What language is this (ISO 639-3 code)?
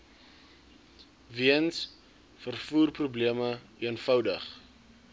afr